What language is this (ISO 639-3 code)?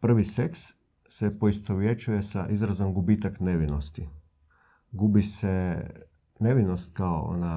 hrv